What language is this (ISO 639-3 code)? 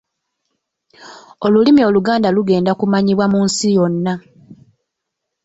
lug